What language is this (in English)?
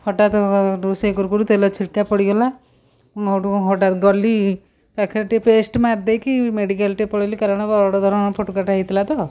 Odia